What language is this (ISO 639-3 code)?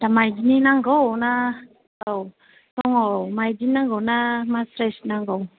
brx